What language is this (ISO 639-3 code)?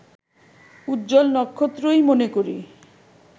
ben